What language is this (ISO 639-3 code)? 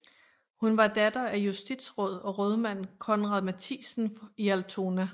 dan